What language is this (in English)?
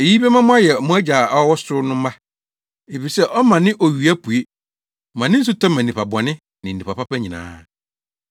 Akan